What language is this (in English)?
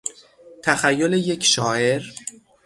Persian